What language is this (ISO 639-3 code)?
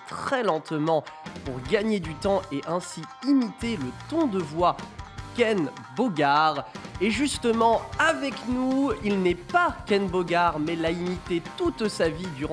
fra